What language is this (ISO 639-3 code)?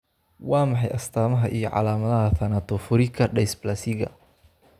som